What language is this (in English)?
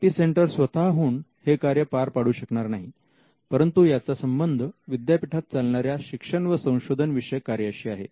Marathi